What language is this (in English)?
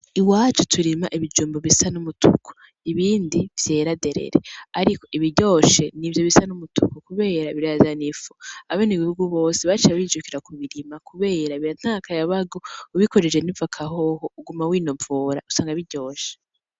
Rundi